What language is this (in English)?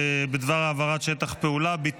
Hebrew